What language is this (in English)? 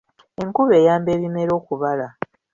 Ganda